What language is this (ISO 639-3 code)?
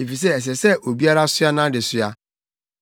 aka